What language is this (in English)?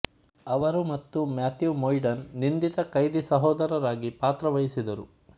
Kannada